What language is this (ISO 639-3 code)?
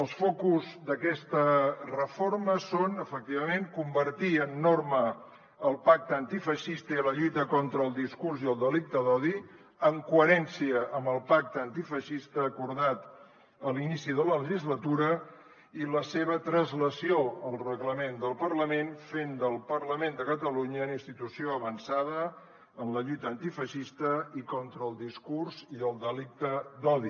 cat